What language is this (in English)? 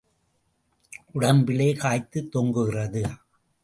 Tamil